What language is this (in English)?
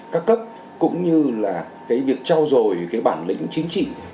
Vietnamese